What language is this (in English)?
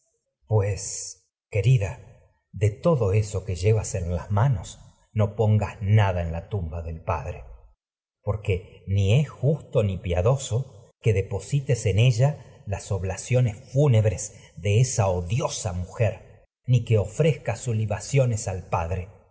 Spanish